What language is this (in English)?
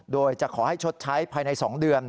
Thai